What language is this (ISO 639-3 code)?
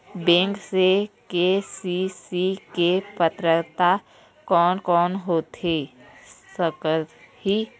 hne